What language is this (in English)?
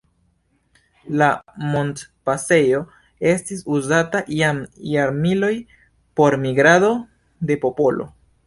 Esperanto